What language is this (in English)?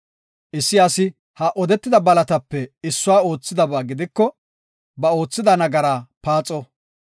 Gofa